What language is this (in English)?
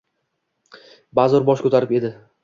Uzbek